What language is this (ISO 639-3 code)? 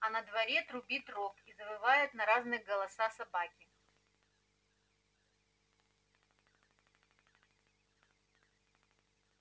rus